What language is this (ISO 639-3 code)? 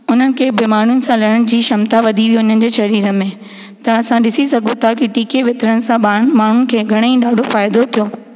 snd